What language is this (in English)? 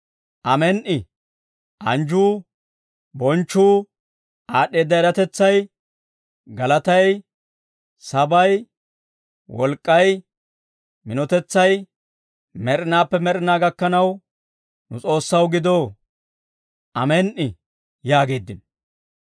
Dawro